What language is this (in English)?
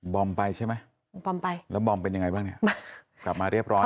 Thai